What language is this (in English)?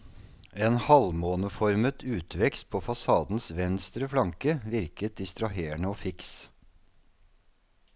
Norwegian